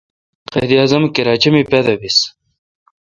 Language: Kalkoti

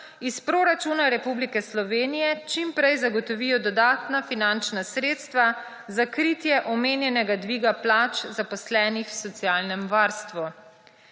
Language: Slovenian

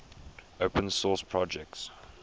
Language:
English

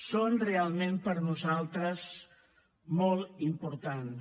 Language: Catalan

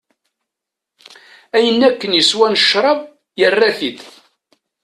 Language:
Kabyle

